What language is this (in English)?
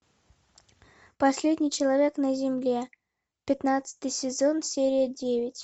Russian